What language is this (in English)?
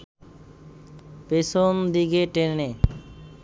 Bangla